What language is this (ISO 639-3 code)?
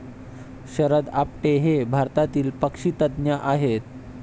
mar